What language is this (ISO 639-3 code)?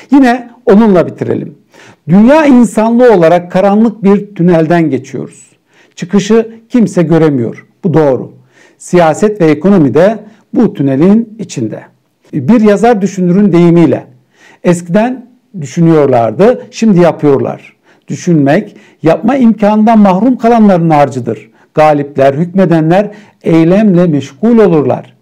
tur